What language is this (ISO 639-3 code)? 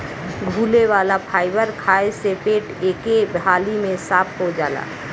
bho